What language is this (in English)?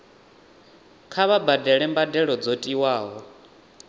Venda